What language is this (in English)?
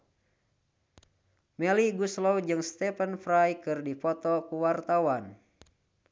Sundanese